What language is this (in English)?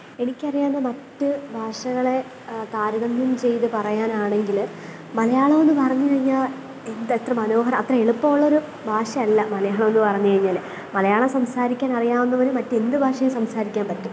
Malayalam